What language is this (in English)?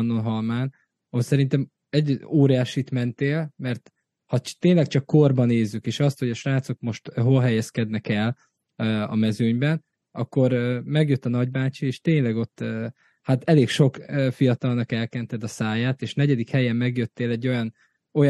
Hungarian